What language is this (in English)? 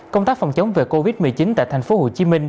Vietnamese